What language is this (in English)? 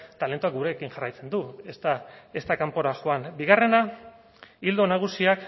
Basque